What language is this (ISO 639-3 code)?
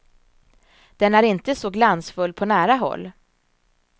swe